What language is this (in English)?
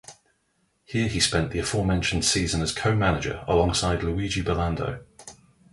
English